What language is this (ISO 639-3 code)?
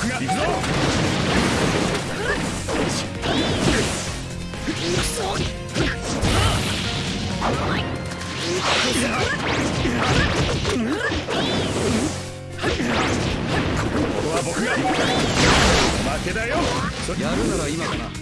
jpn